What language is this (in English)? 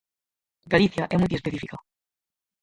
Galician